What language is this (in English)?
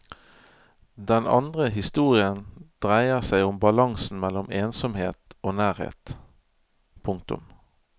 Norwegian